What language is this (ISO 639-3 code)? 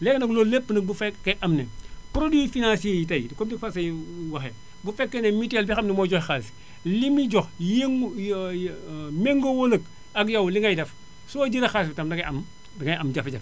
wol